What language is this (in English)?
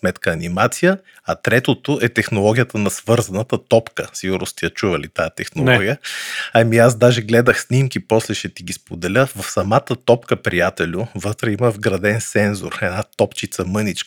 Bulgarian